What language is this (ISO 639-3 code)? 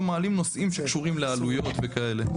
heb